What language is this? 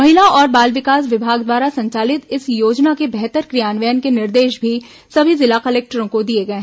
Hindi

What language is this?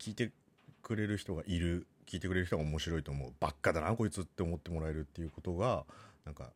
Japanese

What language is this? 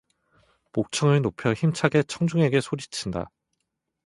Korean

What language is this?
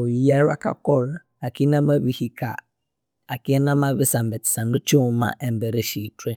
Konzo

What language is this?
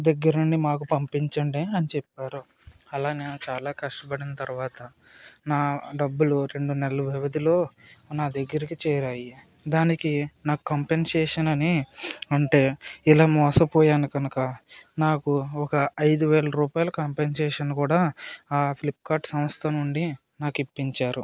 Telugu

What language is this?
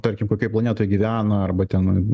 Lithuanian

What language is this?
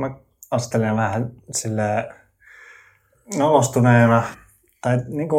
Finnish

